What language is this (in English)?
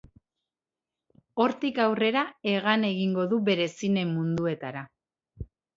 Basque